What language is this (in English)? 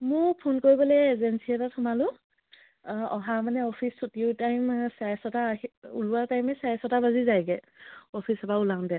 Assamese